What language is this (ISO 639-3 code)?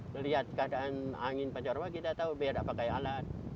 ind